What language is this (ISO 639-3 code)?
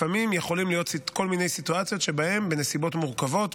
heb